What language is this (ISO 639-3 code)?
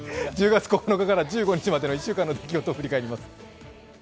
jpn